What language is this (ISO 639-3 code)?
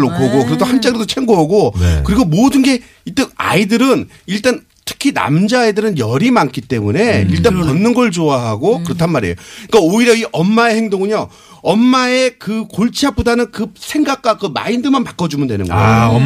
kor